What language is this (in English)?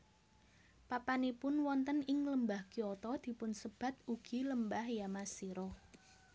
Javanese